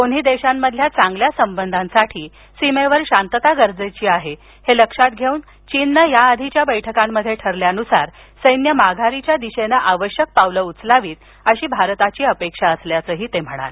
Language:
Marathi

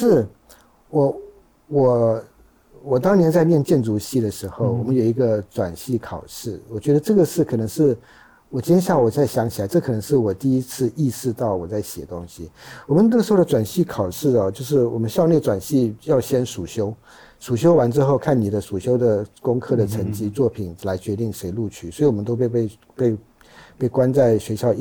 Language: Chinese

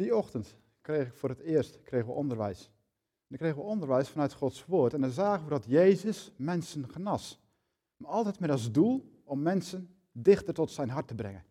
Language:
Dutch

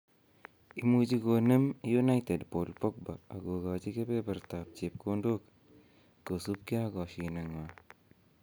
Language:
Kalenjin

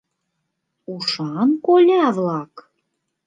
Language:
Mari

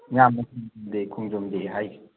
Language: Manipuri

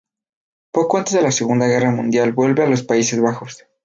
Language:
Spanish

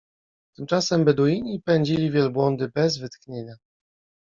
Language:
Polish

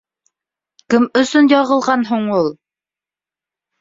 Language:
Bashkir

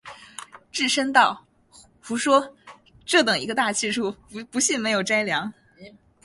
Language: Chinese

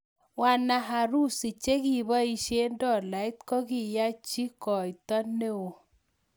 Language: Kalenjin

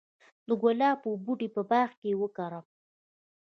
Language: Pashto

